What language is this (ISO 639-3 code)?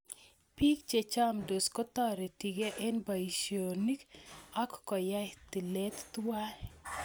kln